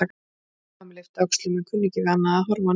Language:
Icelandic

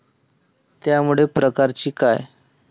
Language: Marathi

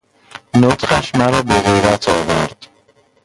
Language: Persian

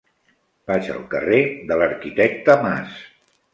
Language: Catalan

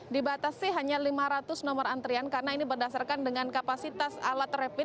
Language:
Indonesian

